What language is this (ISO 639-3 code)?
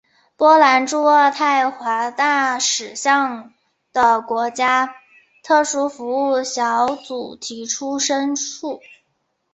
zho